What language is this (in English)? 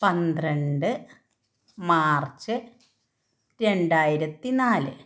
Malayalam